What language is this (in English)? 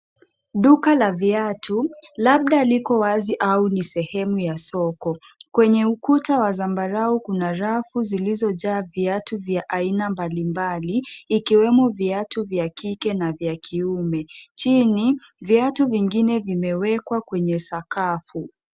Swahili